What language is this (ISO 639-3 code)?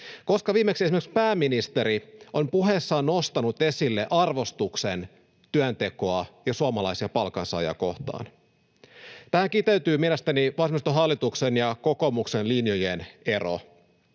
fin